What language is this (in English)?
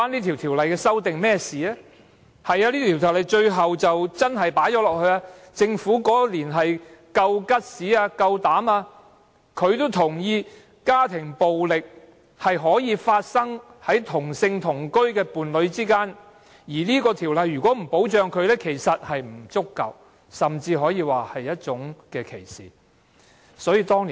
Cantonese